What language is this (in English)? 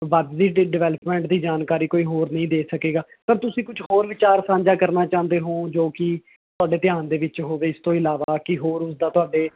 Punjabi